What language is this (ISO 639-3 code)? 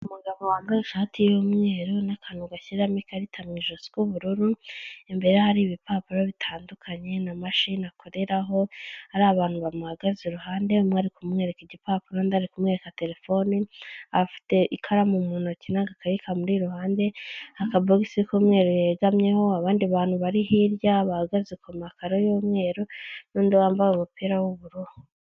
kin